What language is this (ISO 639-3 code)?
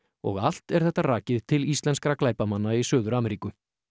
isl